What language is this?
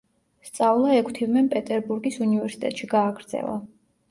Georgian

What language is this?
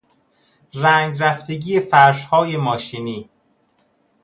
Persian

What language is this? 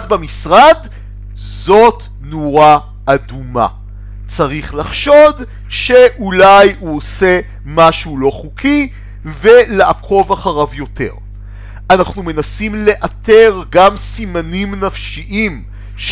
Hebrew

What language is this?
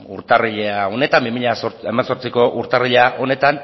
Basque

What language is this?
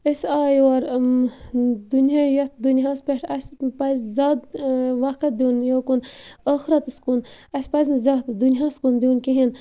Kashmiri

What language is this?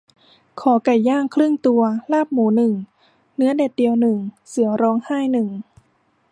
Thai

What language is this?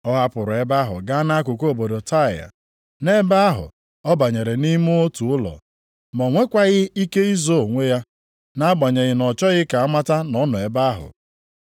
Igbo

